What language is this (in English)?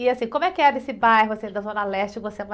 Portuguese